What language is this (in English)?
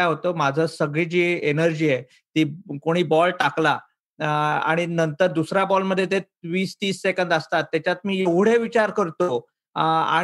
Marathi